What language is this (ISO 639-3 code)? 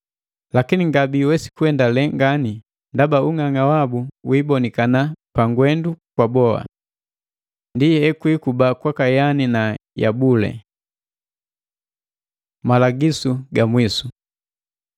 mgv